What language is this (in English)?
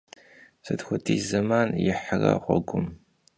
Kabardian